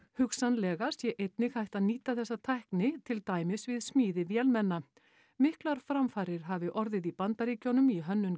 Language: Icelandic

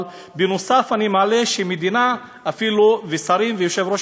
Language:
Hebrew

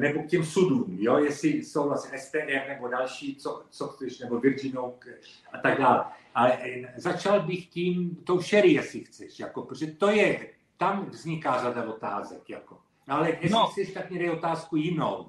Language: Czech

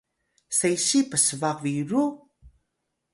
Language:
Atayal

